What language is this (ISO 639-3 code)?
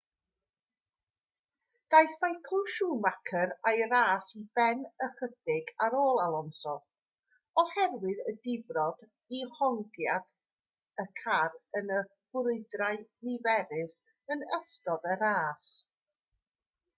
cym